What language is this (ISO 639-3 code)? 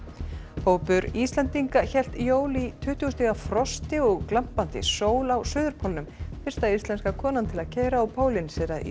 isl